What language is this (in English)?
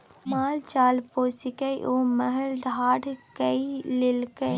Maithili